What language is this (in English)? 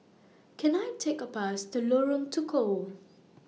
English